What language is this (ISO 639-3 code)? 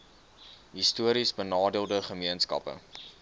afr